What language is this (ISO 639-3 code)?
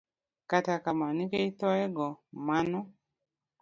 luo